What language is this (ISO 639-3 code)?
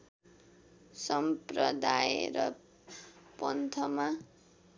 nep